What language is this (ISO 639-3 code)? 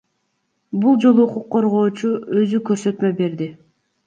kir